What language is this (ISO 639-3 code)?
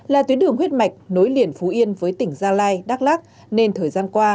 vie